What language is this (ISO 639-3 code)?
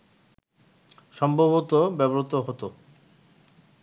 ben